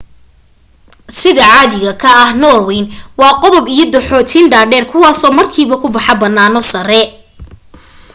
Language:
Somali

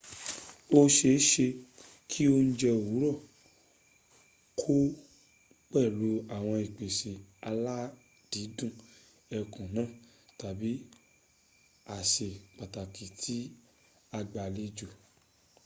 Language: Yoruba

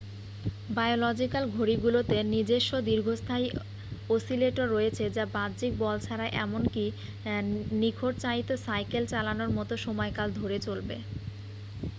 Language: Bangla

